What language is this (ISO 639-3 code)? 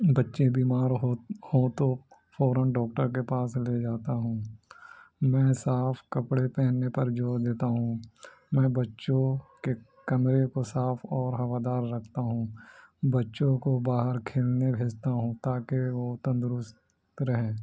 urd